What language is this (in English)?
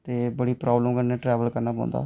Dogri